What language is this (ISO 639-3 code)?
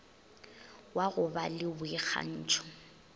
nso